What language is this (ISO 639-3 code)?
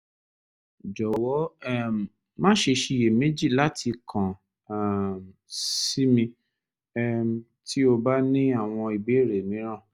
yor